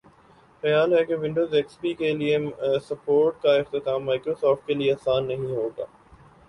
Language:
Urdu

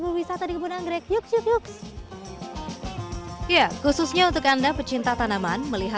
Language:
Indonesian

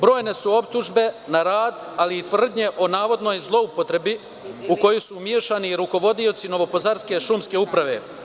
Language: Serbian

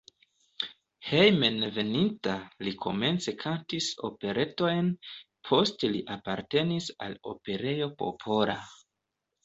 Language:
Esperanto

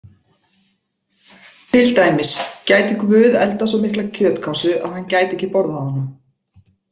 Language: Icelandic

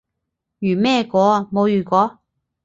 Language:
Cantonese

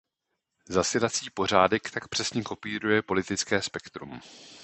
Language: Czech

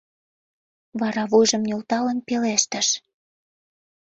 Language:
Mari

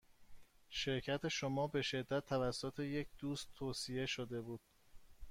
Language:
Persian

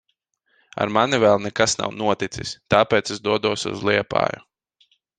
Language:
Latvian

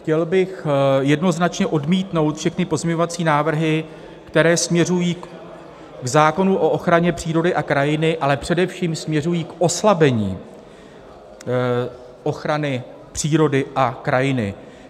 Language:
Czech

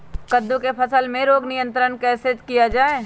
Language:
Magahi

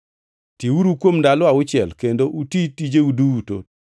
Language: Luo (Kenya and Tanzania)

